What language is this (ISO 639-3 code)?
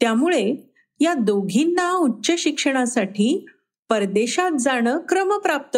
mar